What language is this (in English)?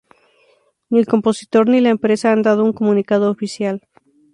Spanish